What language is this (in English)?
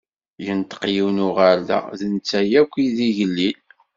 Kabyle